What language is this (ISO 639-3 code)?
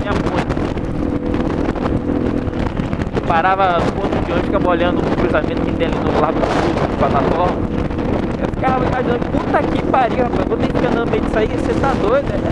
por